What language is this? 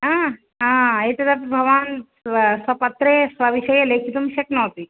Sanskrit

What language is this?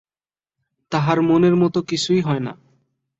Bangla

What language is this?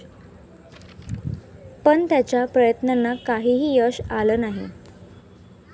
Marathi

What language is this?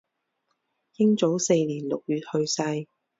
Chinese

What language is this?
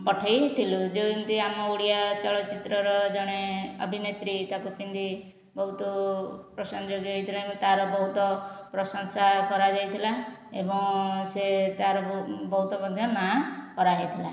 Odia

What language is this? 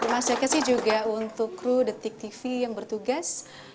Indonesian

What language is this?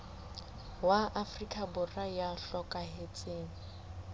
Southern Sotho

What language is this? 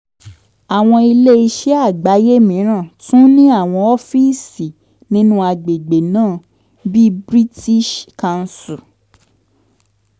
Yoruba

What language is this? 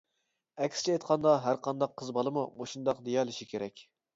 Uyghur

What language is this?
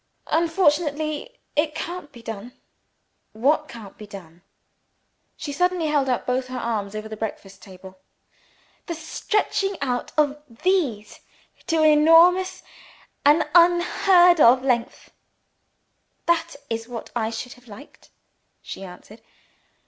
English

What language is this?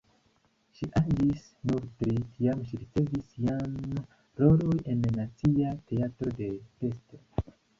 Esperanto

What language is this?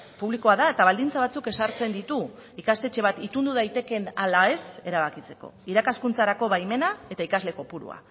Basque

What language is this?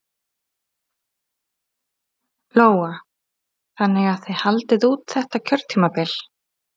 Icelandic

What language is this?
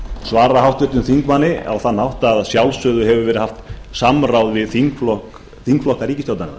Icelandic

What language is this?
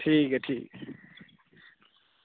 Dogri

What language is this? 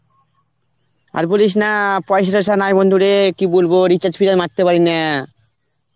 Bangla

